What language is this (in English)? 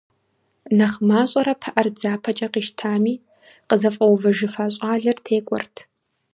Kabardian